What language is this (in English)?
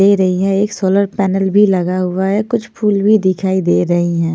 Hindi